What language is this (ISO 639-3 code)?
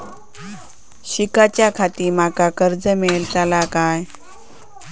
mar